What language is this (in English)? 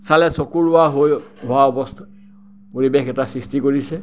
Assamese